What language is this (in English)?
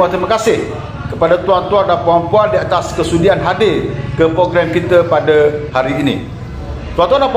Malay